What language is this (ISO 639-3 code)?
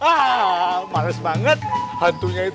ind